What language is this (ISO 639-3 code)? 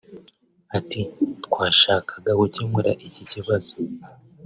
kin